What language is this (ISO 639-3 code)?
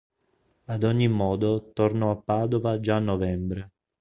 ita